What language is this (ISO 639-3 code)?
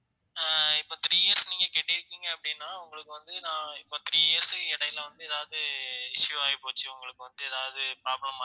tam